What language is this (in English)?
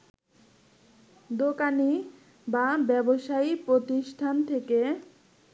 Bangla